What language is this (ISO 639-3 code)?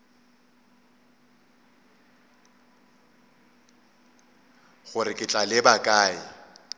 nso